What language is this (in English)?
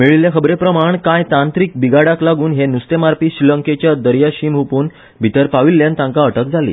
Konkani